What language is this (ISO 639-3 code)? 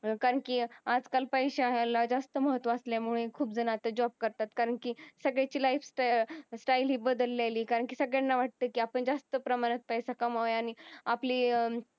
mar